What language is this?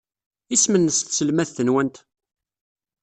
Kabyle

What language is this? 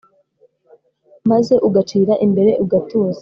Kinyarwanda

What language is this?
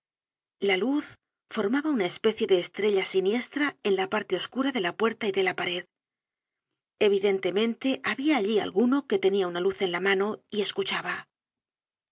Spanish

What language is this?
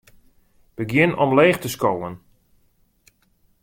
Western Frisian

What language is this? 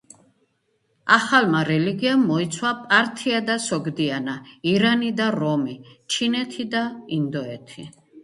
Georgian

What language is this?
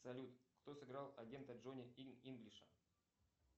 Russian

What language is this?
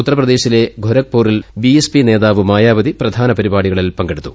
Malayalam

